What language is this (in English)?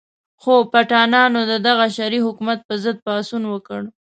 Pashto